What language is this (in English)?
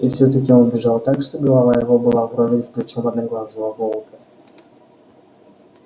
Russian